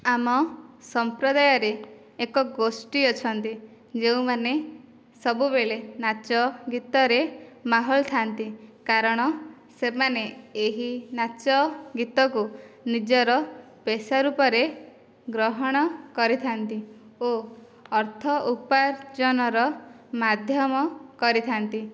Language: Odia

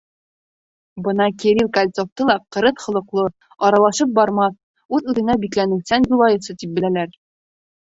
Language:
Bashkir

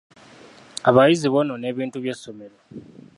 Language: Ganda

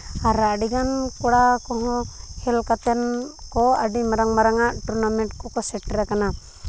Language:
Santali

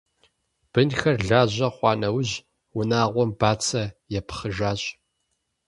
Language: Kabardian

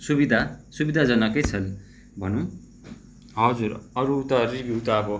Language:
Nepali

